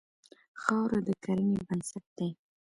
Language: Pashto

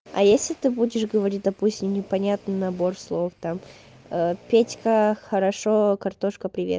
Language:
Russian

